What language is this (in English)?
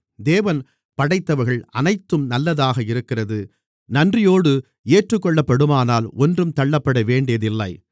Tamil